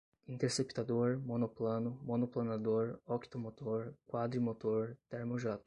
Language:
Portuguese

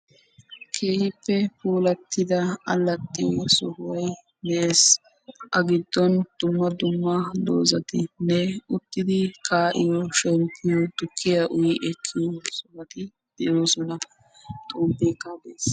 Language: Wolaytta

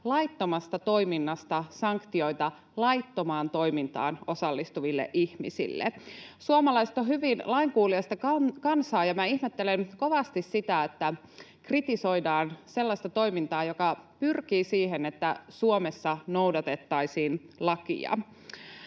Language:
Finnish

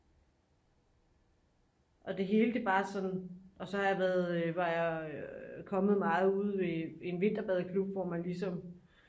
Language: Danish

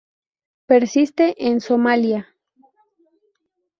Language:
Spanish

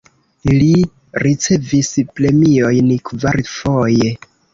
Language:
Esperanto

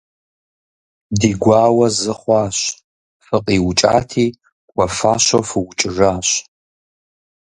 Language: Kabardian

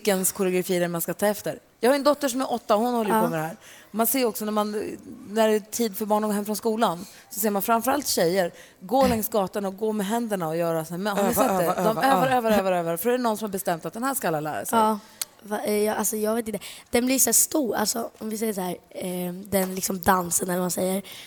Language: Swedish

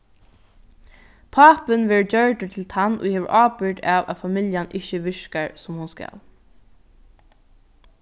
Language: Faroese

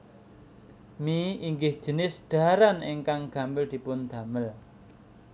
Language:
Javanese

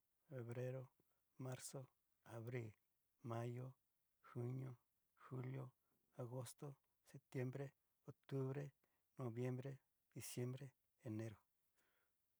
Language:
Cacaloxtepec Mixtec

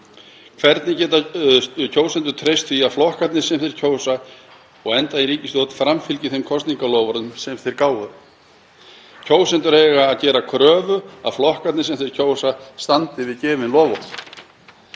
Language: Icelandic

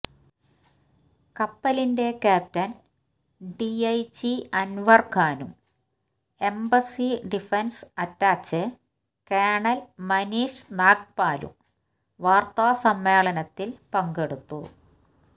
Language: Malayalam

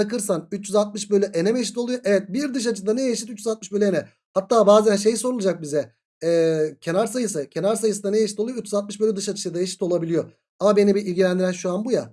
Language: Turkish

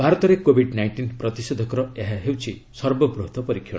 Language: Odia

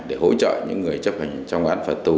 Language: Vietnamese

